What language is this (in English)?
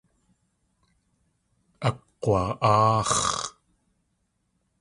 Tlingit